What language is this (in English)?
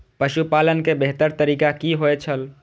Maithili